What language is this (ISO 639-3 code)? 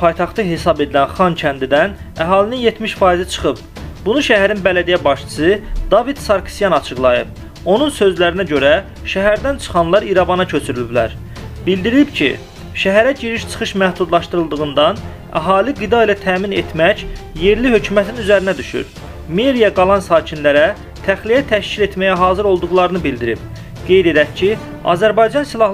tur